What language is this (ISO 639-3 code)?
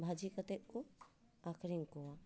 sat